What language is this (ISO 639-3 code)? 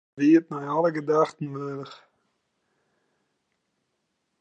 fry